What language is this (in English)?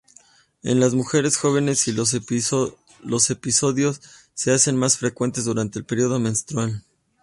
Spanish